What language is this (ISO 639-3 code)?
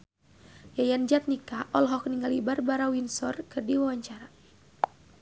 sun